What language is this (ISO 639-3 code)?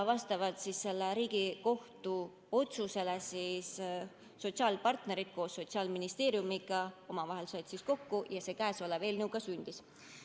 est